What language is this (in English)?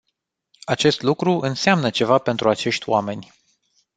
Romanian